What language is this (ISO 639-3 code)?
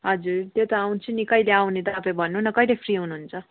nep